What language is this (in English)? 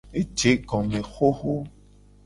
Gen